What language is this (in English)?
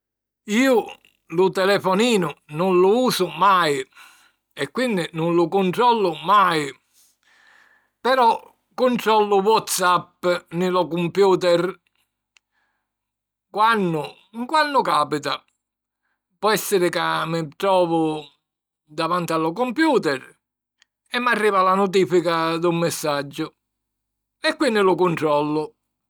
Sicilian